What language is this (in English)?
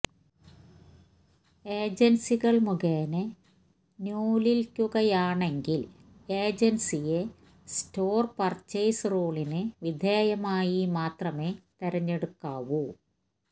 Malayalam